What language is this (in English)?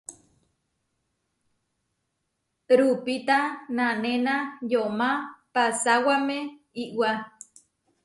Huarijio